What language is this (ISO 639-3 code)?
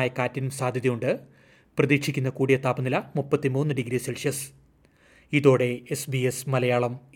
mal